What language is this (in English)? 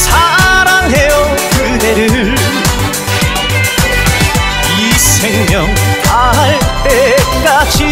Korean